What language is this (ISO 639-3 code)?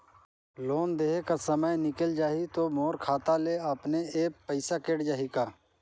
hne